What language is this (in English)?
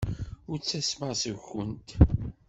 Kabyle